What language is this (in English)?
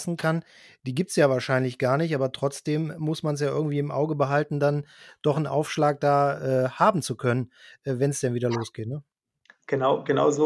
German